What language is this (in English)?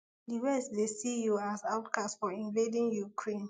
Nigerian Pidgin